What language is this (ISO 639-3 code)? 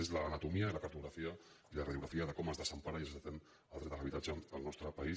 cat